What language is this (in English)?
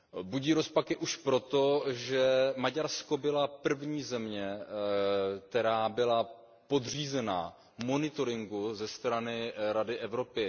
Czech